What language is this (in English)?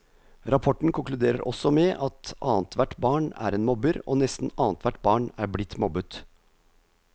Norwegian